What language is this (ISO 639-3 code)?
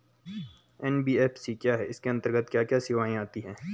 hin